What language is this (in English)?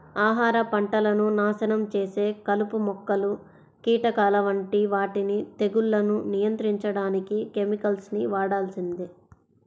Telugu